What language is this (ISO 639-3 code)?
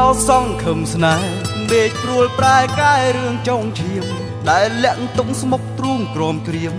tha